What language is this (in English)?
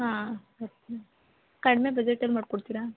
Kannada